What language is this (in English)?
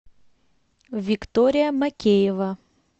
Russian